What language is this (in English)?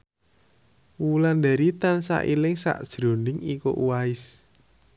Javanese